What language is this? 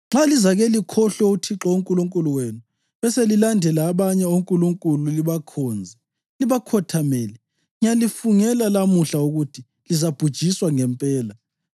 North Ndebele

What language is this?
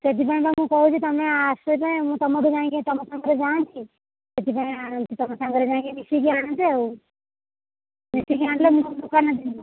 Odia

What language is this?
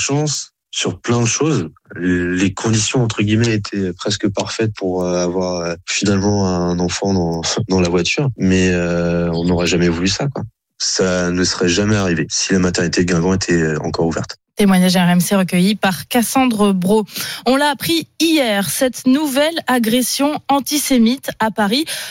French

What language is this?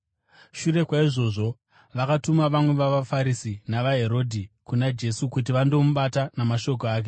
Shona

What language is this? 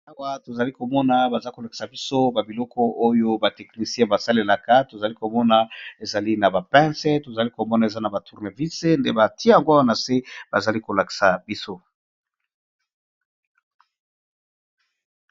Lingala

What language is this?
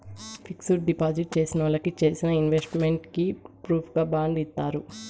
Telugu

